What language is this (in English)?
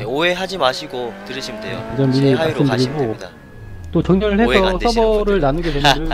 Korean